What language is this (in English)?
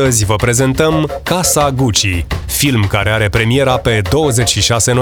Romanian